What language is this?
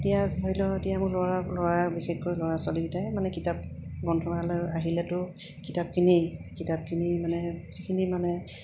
Assamese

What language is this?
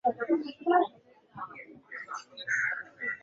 Swahili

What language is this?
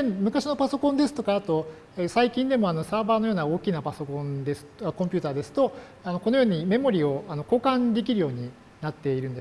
Japanese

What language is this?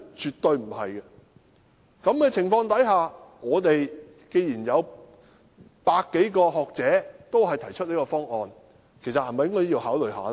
Cantonese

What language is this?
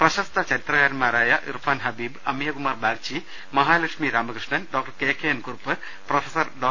Malayalam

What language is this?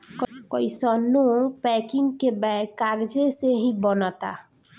Bhojpuri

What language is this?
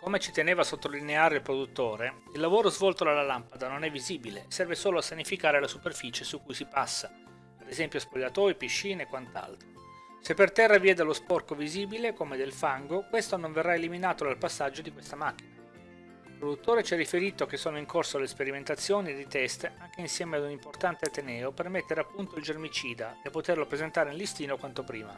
Italian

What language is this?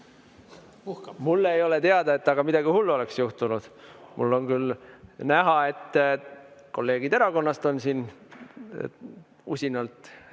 Estonian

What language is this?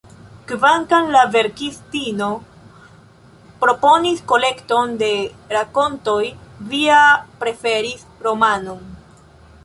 Esperanto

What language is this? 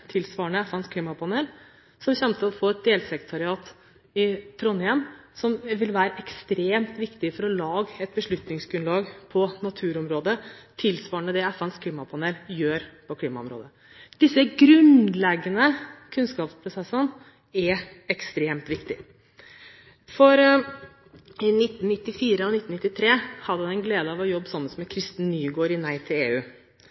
Norwegian Bokmål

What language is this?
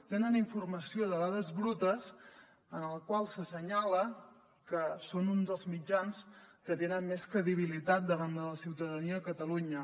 Catalan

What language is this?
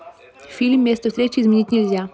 Russian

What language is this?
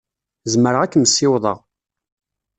Kabyle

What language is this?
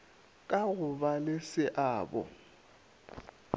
Northern Sotho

